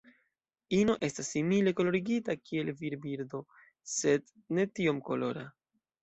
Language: Esperanto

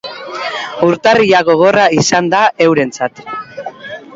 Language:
Basque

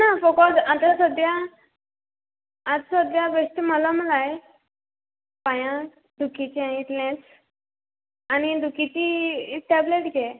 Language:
Konkani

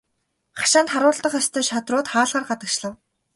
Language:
Mongolian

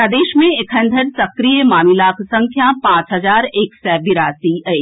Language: Maithili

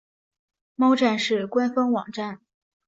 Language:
Chinese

